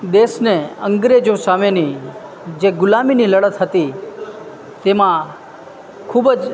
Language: Gujarati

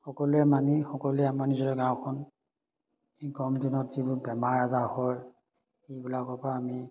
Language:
Assamese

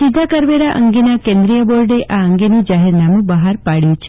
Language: Gujarati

